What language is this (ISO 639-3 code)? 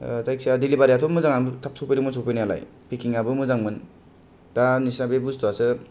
brx